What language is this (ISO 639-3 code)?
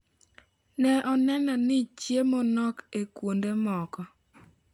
luo